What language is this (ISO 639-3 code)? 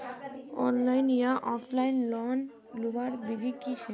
mag